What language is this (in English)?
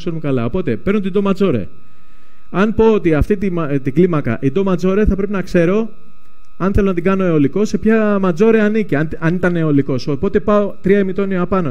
Greek